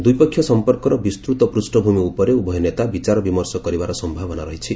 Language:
Odia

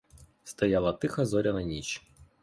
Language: Ukrainian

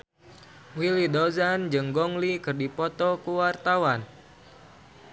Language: Sundanese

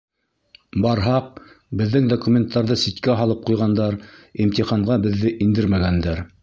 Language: Bashkir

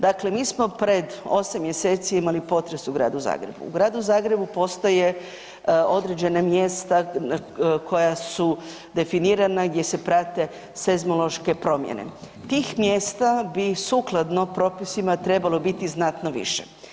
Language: Croatian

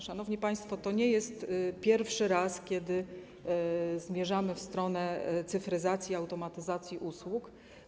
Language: Polish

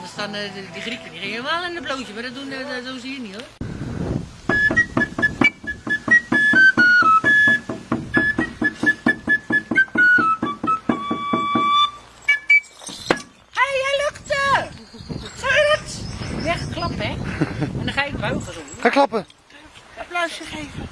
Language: Dutch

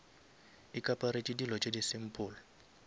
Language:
Northern Sotho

